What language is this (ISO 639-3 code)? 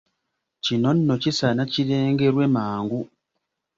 lug